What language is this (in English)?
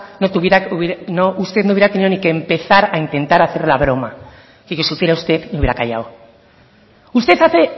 Spanish